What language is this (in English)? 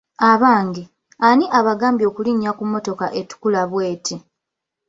Ganda